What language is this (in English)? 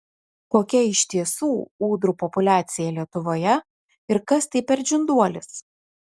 Lithuanian